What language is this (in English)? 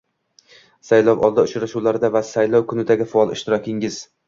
Uzbek